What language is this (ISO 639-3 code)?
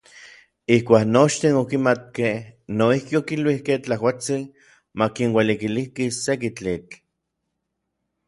nlv